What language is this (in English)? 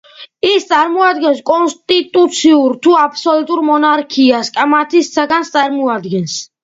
Georgian